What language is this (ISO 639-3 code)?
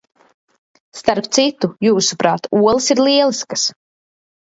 lav